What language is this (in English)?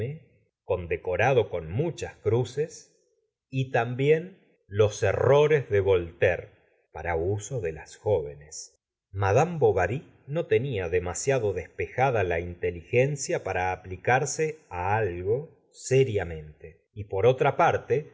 Spanish